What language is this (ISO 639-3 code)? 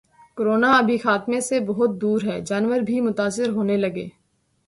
urd